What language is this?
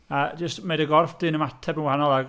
Welsh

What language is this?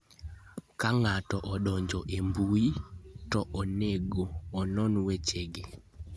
Luo (Kenya and Tanzania)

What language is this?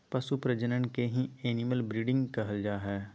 Magahi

